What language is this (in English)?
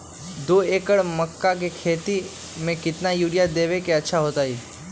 Magahi